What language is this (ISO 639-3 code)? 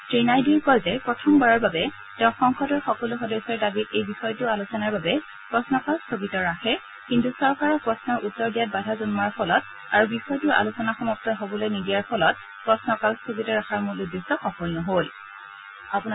asm